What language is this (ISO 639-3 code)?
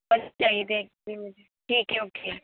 urd